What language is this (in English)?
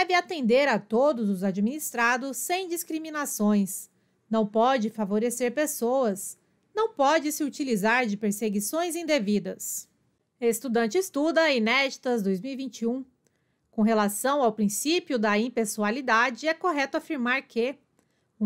Portuguese